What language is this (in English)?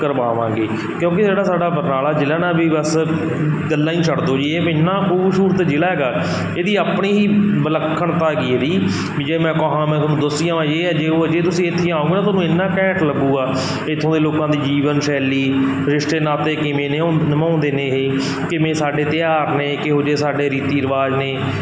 Punjabi